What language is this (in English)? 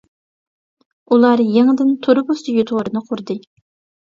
Uyghur